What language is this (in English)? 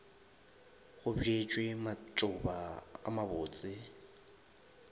Northern Sotho